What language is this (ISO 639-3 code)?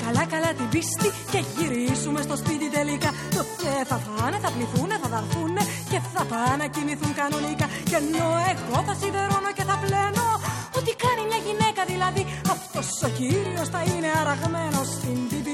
ell